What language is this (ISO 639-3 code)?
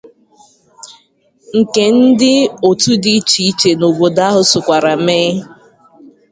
ibo